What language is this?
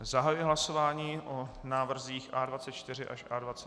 Czech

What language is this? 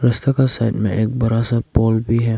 Hindi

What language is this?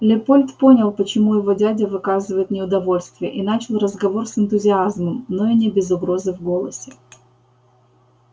Russian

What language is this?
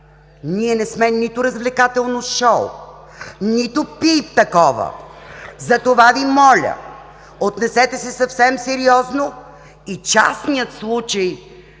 Bulgarian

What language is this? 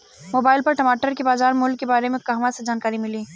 Bhojpuri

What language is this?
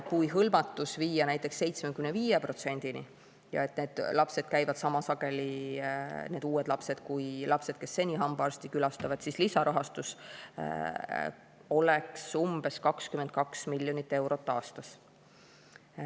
Estonian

